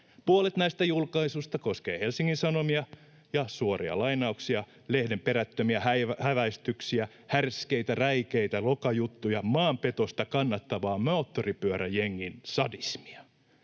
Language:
Finnish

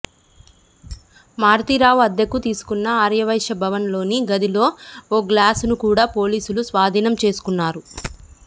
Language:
Telugu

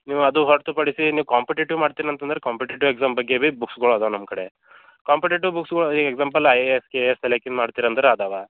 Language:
Kannada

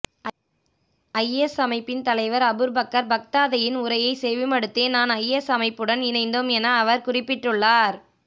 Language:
Tamil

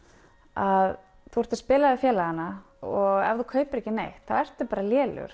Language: Icelandic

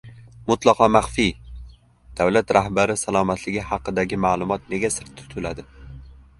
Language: Uzbek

